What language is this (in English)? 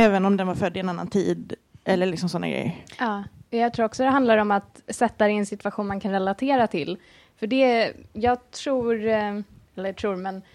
Swedish